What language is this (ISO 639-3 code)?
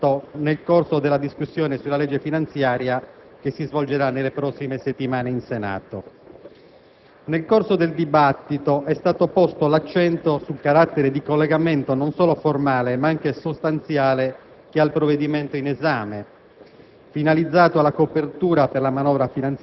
ita